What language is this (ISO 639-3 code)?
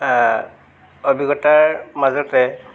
asm